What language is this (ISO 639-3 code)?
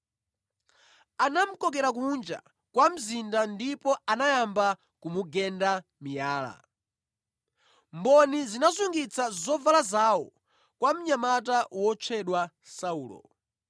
nya